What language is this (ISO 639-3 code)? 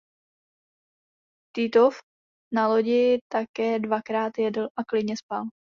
ces